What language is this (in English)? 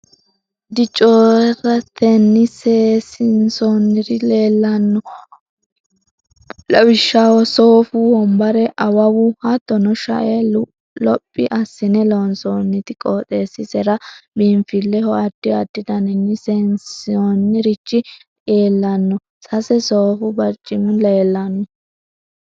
Sidamo